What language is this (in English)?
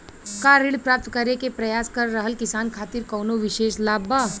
Bhojpuri